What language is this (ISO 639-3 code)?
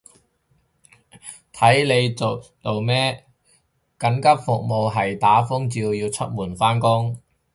yue